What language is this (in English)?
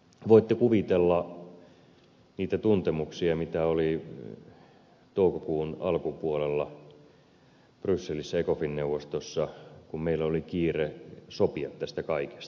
Finnish